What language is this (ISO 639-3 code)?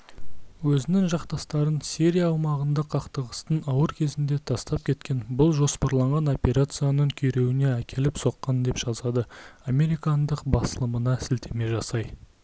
kaz